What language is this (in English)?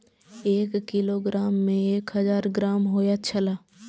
Maithili